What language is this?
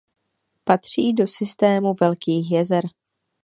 Czech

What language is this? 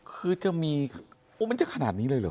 Thai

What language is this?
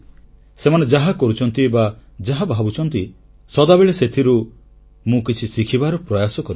Odia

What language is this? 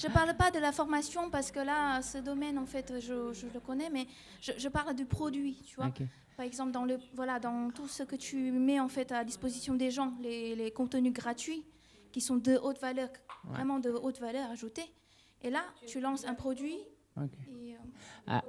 French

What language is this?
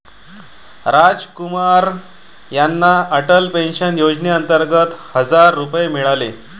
Marathi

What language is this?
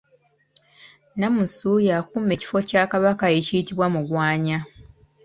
Ganda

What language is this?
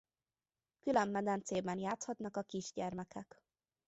Hungarian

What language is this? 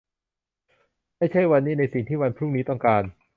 Thai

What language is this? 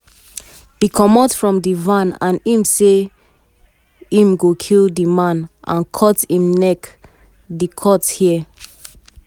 Nigerian Pidgin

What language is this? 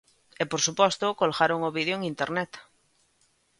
Galician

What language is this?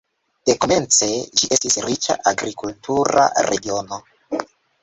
Esperanto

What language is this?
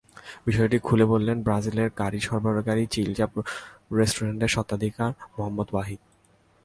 Bangla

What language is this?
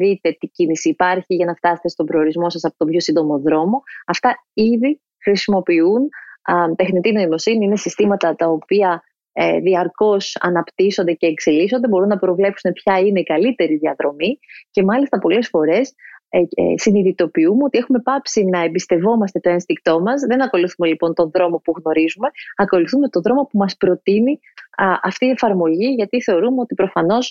Greek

